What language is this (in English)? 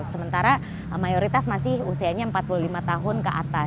Indonesian